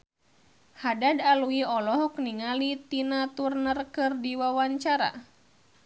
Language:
Sundanese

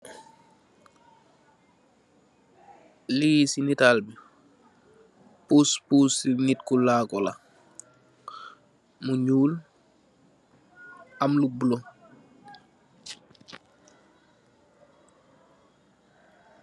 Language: Wolof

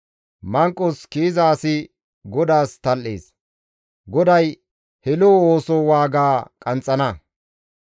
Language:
Gamo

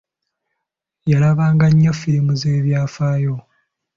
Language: Ganda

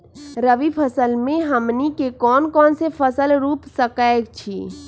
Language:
Magahi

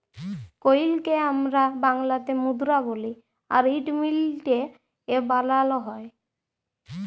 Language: Bangla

